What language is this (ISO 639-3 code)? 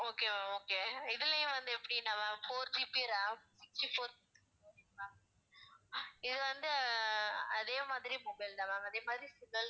tam